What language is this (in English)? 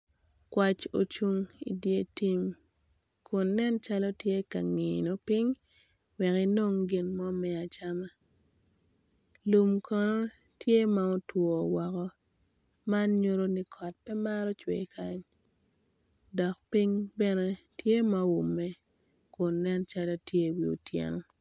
Acoli